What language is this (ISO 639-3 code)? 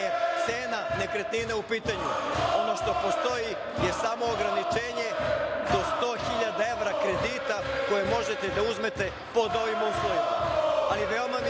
srp